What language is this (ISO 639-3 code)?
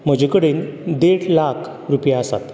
kok